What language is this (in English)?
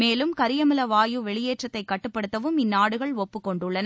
Tamil